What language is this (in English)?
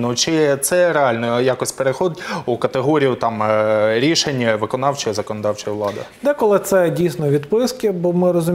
Ukrainian